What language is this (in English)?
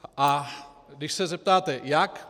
Czech